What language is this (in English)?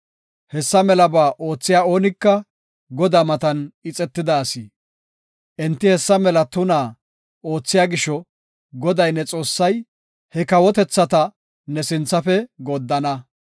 Gofa